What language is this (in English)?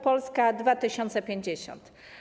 Polish